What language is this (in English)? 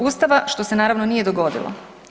Croatian